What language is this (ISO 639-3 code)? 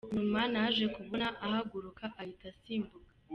kin